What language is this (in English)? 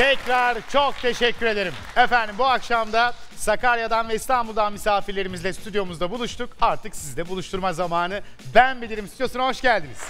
Turkish